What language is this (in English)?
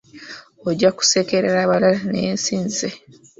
Ganda